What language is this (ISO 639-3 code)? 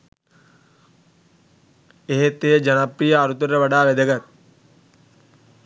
sin